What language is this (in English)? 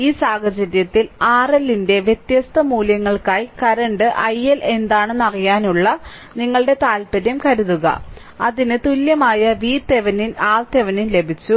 Malayalam